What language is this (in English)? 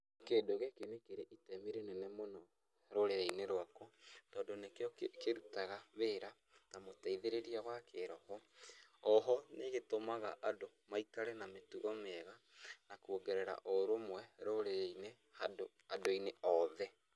Kikuyu